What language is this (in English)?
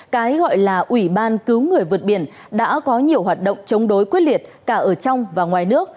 Vietnamese